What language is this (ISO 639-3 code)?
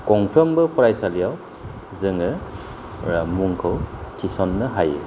brx